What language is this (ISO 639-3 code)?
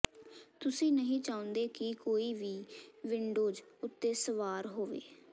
pan